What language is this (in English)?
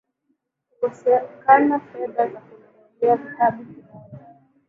Swahili